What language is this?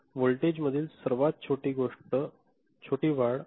Marathi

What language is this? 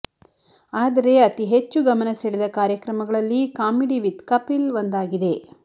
Kannada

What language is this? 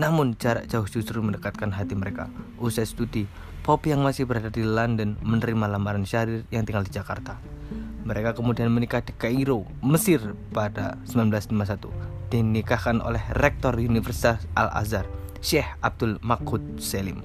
Indonesian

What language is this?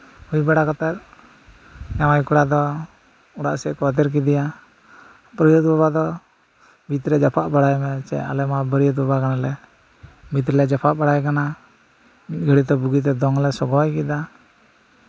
Santali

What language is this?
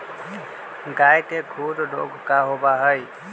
Magahi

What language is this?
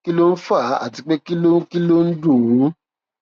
Yoruba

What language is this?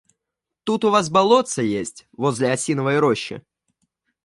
Russian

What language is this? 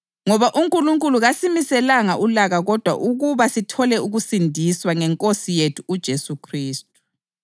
North Ndebele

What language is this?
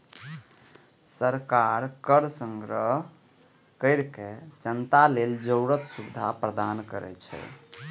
Maithili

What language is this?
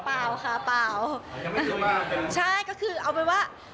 Thai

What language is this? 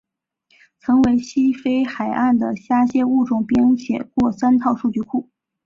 Chinese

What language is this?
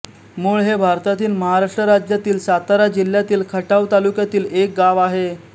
Marathi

